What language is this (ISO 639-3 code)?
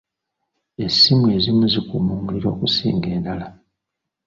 lug